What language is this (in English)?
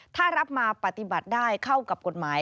Thai